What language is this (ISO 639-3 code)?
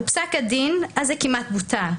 heb